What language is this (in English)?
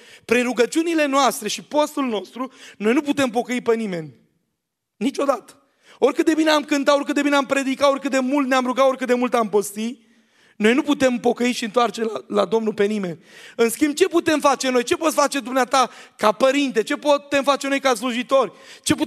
Romanian